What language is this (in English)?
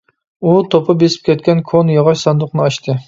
Uyghur